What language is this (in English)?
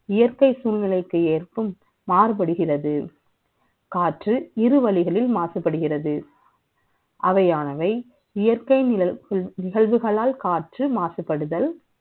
Tamil